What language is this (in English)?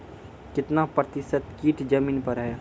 Maithili